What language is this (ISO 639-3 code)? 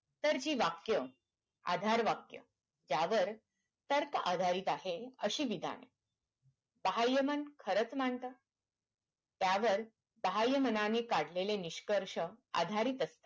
mar